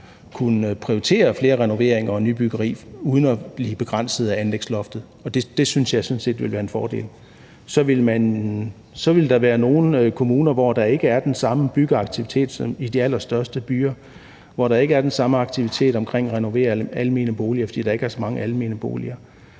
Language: Danish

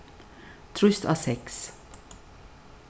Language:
Faroese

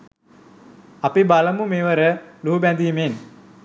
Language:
Sinhala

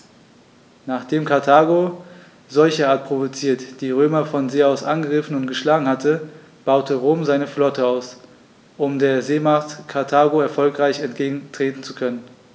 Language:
German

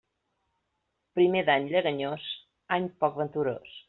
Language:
Catalan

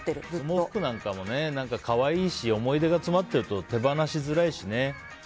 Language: Japanese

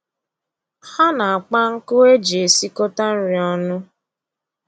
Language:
Igbo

